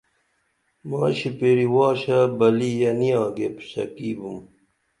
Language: Dameli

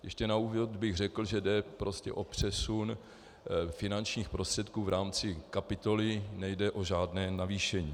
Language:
Czech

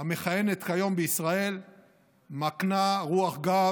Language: Hebrew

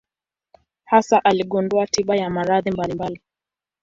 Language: Swahili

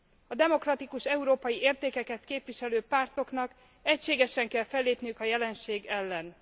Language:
Hungarian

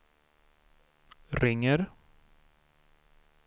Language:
Swedish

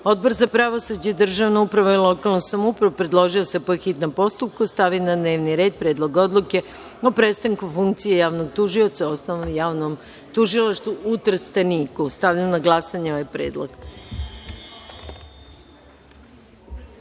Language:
Serbian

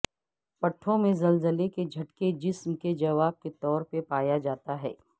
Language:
Urdu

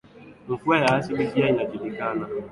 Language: Swahili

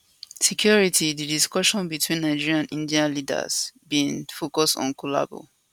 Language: Nigerian Pidgin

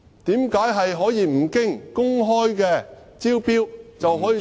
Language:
Cantonese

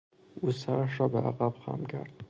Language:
Persian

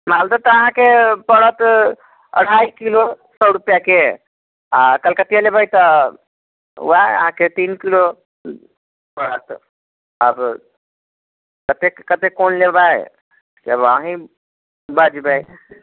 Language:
Maithili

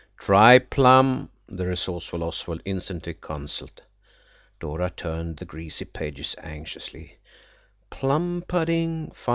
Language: English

